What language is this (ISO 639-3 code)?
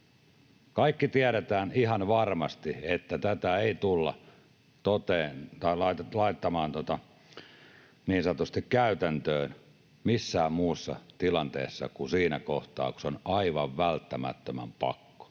fin